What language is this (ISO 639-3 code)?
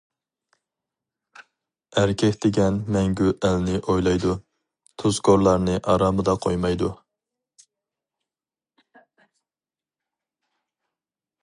uig